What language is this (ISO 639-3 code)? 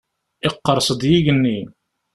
kab